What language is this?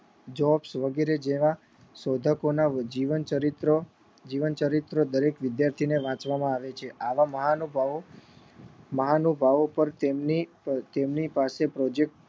Gujarati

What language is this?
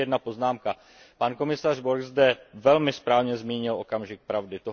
Czech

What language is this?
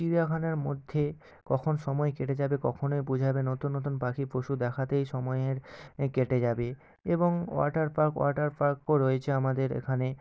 Bangla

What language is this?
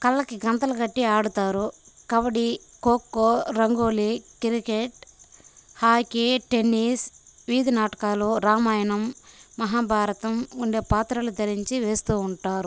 Telugu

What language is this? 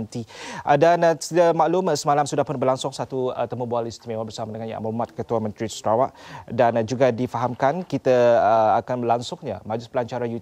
Malay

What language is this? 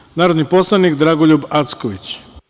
Serbian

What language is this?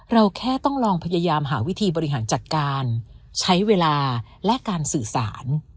Thai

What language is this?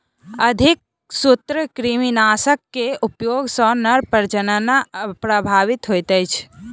Maithili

